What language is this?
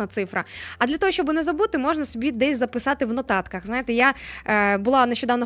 Ukrainian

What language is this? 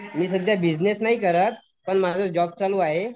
Marathi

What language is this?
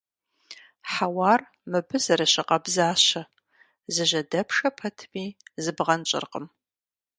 Kabardian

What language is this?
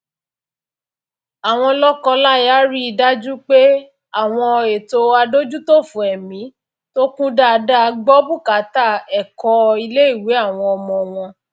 Yoruba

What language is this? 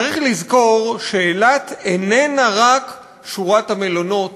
Hebrew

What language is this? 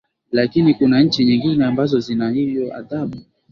Swahili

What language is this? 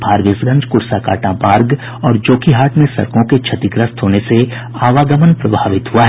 Hindi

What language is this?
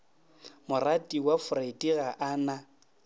Northern Sotho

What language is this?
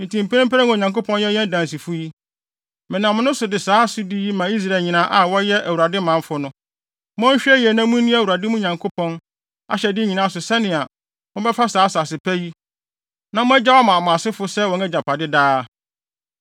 Akan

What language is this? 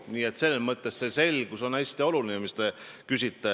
Estonian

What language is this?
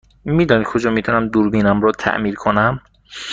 Persian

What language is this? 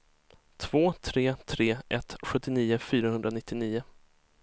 Swedish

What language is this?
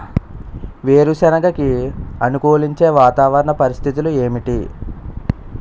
Telugu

